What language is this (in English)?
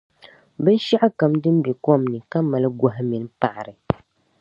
Dagbani